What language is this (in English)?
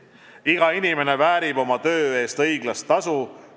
Estonian